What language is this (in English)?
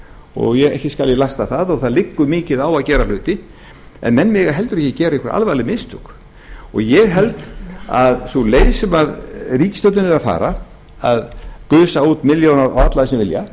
Icelandic